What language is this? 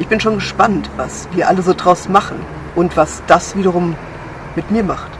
German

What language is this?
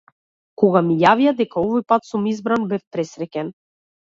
Macedonian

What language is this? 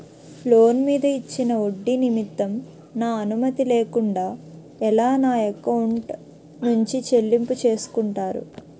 Telugu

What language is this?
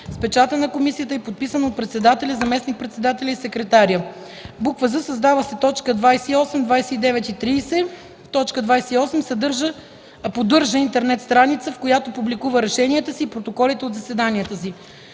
Bulgarian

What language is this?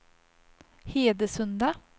Swedish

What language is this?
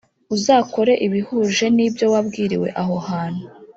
Kinyarwanda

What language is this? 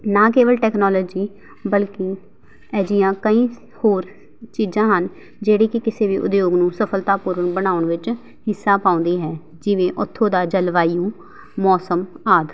Punjabi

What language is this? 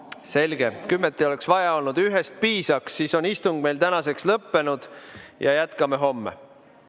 Estonian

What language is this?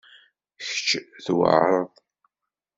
Kabyle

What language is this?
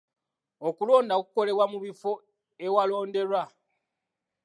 Ganda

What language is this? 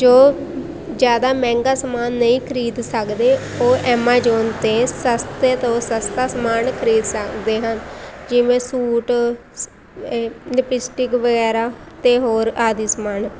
Punjabi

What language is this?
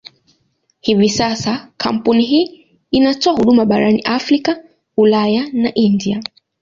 Swahili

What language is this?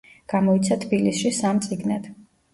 Georgian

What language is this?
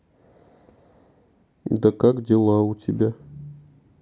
Russian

